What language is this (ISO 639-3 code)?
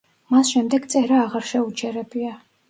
kat